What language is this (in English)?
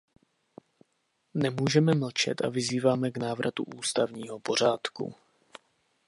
Czech